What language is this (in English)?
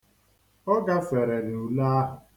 Igbo